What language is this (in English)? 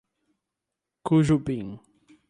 Portuguese